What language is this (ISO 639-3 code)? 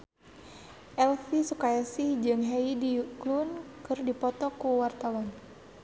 sun